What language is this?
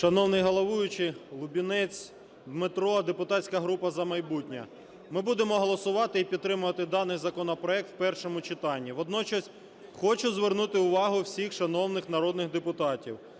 Ukrainian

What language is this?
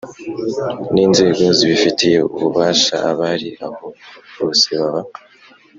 Kinyarwanda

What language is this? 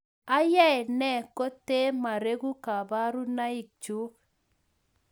Kalenjin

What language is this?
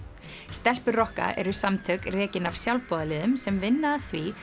Icelandic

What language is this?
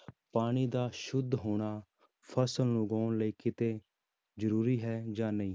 Punjabi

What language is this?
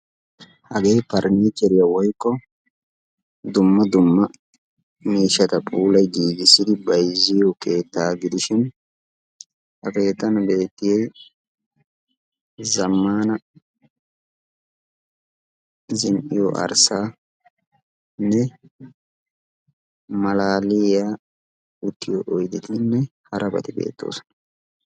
Wolaytta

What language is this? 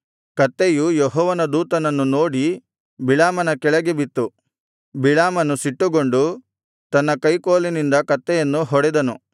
Kannada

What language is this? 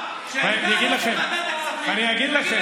Hebrew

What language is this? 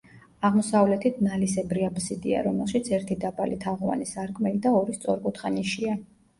Georgian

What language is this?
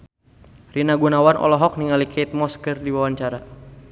Sundanese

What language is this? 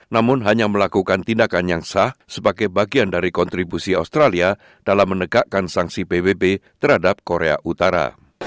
Indonesian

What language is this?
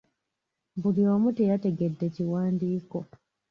Ganda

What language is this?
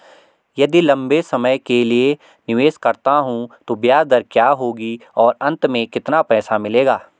Hindi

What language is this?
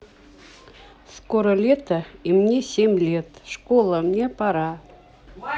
Russian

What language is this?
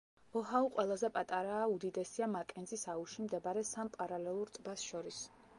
Georgian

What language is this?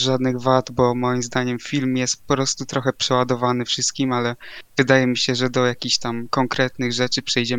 Polish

